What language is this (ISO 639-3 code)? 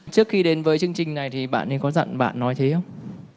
vie